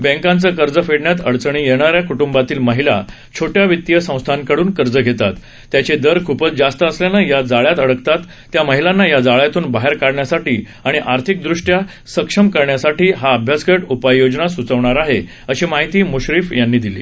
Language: Marathi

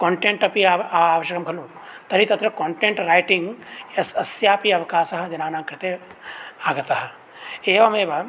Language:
Sanskrit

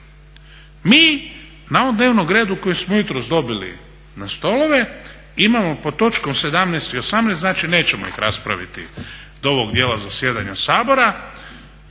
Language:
Croatian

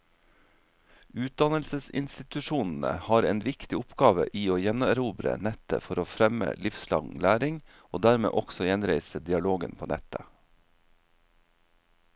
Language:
Norwegian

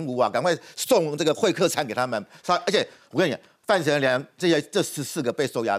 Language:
Chinese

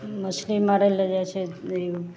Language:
Maithili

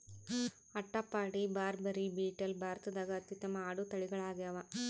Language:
Kannada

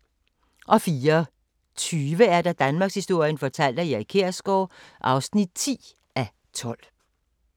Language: Danish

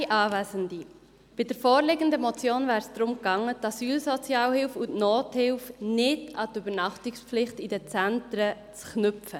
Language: Swiss German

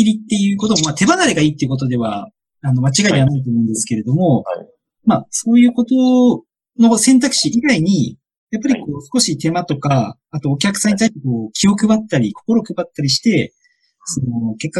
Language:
Japanese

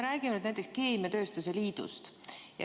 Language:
Estonian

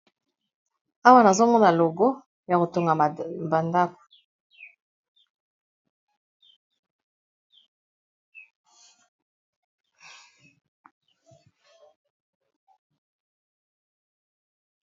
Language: Lingala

